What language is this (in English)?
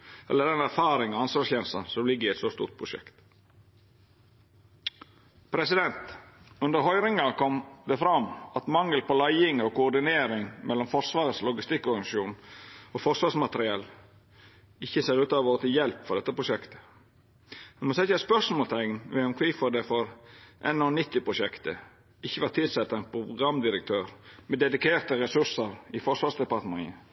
Norwegian Nynorsk